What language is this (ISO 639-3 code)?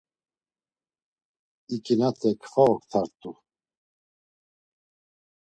lzz